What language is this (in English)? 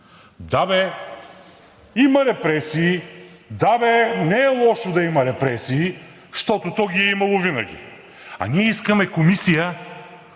Bulgarian